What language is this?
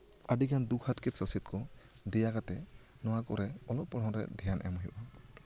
Santali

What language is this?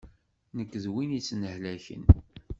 Kabyle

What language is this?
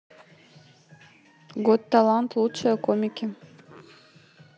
Russian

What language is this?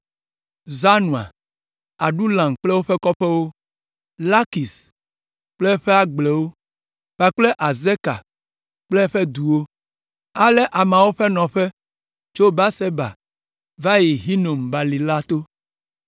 Ewe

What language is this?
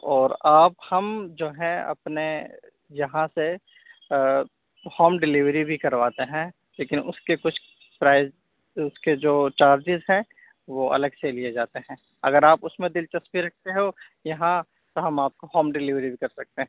Urdu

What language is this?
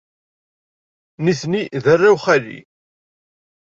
Kabyle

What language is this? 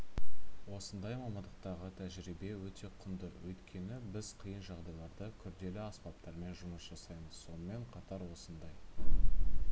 Kazakh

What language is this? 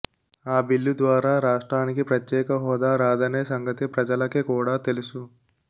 Telugu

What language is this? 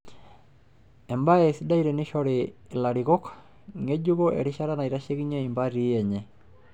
Masai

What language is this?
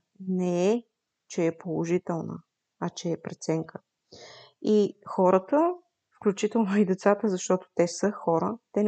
Bulgarian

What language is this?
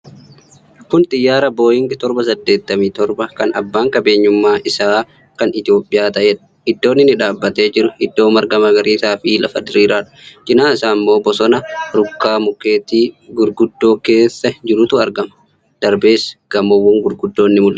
Oromo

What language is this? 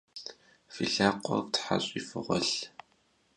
Kabardian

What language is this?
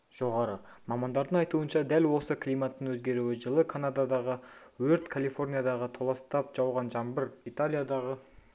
Kazakh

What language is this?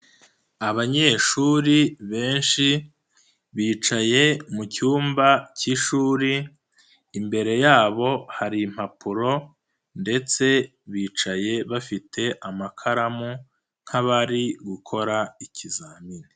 Kinyarwanda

